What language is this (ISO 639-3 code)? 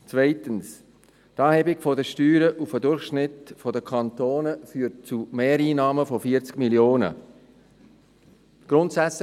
gsw